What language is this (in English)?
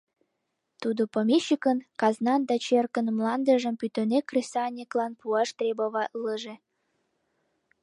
Mari